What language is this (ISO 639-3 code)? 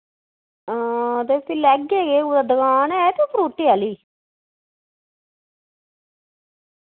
doi